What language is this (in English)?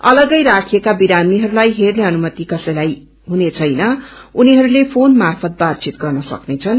Nepali